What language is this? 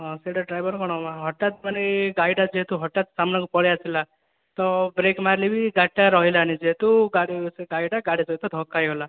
Odia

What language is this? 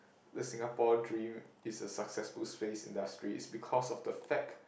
English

